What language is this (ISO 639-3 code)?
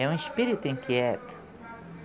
por